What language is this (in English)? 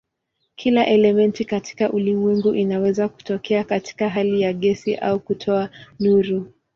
Swahili